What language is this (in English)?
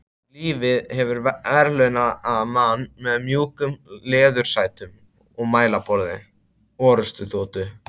Icelandic